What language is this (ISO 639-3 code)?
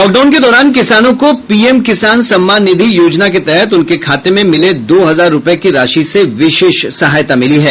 hin